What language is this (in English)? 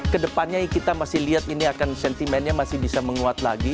Indonesian